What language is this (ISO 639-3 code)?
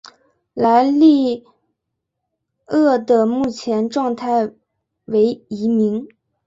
zho